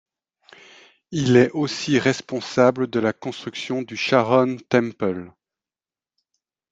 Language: French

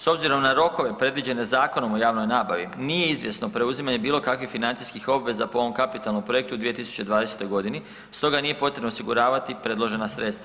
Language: Croatian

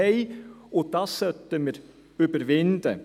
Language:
Swiss German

